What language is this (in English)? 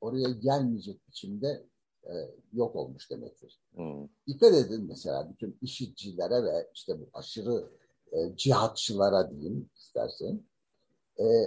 Turkish